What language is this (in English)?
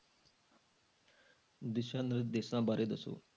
Punjabi